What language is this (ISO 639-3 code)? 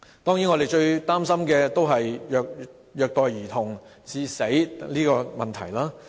yue